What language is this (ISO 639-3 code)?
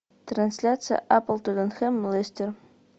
rus